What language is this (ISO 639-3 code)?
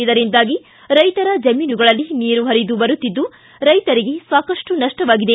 kan